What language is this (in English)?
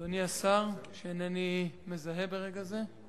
Hebrew